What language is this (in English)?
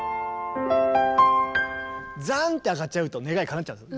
Japanese